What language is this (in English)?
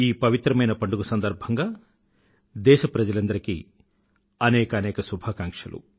Telugu